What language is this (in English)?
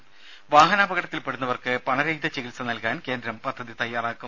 Malayalam